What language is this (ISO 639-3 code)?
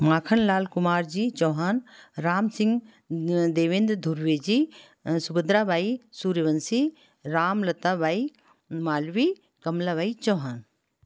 hin